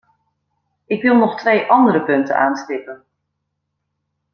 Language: Dutch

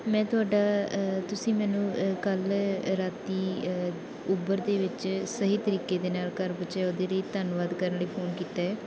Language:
Punjabi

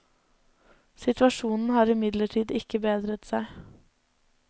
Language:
Norwegian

